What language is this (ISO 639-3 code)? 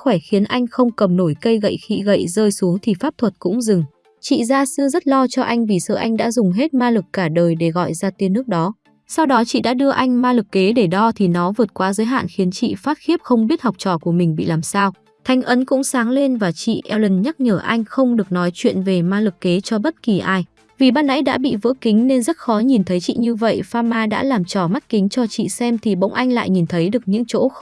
vie